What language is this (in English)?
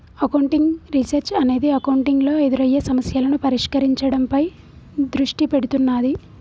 Telugu